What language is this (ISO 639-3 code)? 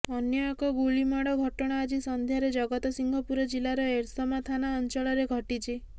ori